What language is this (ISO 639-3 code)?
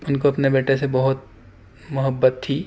urd